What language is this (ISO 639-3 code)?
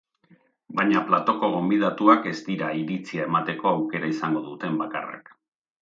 eus